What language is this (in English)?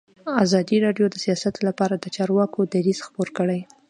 Pashto